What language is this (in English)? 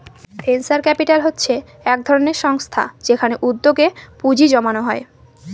Bangla